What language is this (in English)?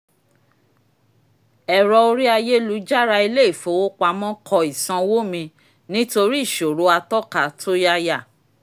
Yoruba